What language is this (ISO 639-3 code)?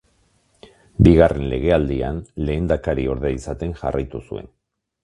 eus